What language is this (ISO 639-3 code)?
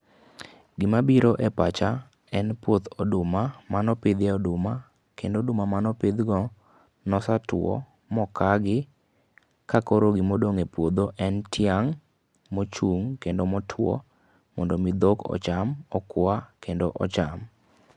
luo